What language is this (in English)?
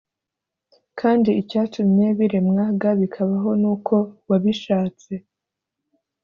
Kinyarwanda